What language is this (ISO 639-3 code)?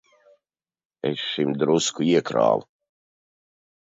lav